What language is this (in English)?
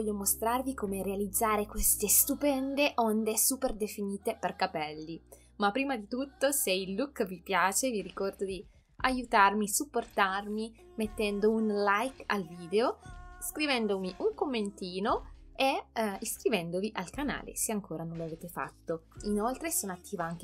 Italian